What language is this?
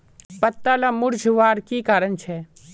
Magahi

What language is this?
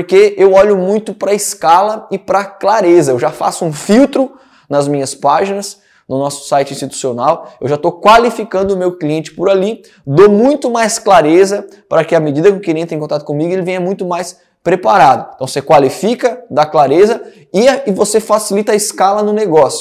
Portuguese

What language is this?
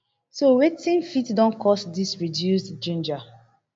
Nigerian Pidgin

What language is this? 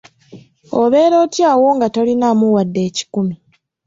Ganda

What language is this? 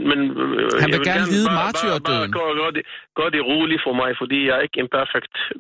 Danish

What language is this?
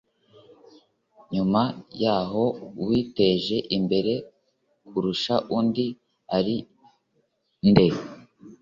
Kinyarwanda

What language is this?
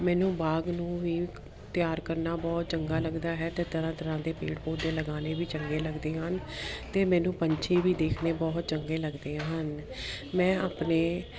Punjabi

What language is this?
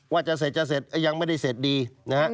Thai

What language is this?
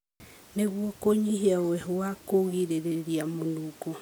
Kikuyu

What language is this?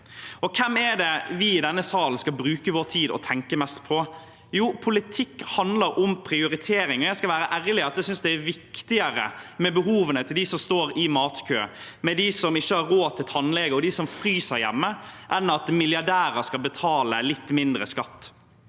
Norwegian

